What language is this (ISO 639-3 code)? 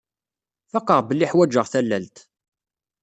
kab